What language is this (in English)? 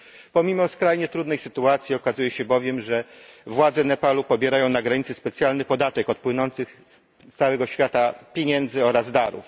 Polish